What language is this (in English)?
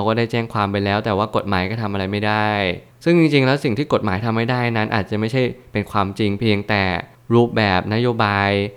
Thai